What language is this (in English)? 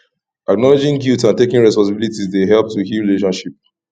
Nigerian Pidgin